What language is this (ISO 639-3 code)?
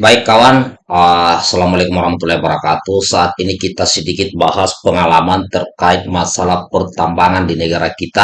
ind